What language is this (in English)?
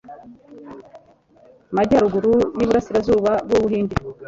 Kinyarwanda